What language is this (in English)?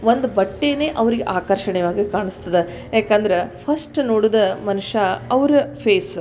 Kannada